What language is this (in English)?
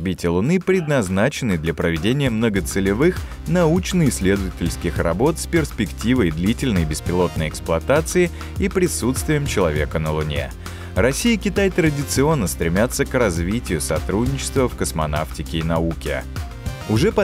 Russian